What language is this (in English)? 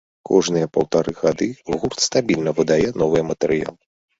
Belarusian